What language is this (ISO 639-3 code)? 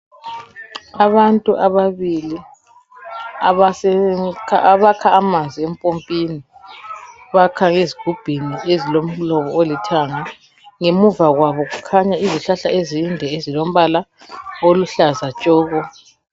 nde